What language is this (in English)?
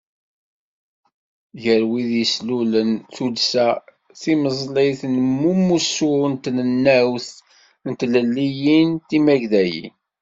Kabyle